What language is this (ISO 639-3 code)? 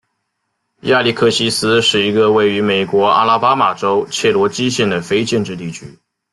zho